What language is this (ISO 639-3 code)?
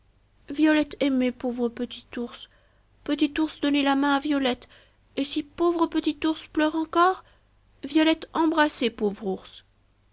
fra